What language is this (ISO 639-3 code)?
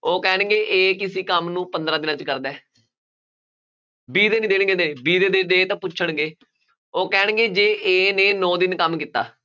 pan